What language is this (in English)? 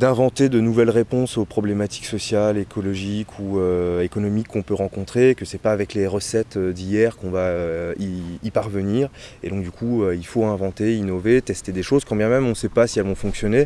French